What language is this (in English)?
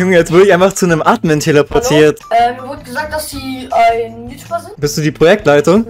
German